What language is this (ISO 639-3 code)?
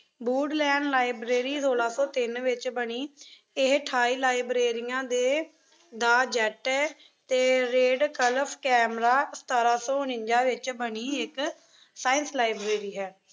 pan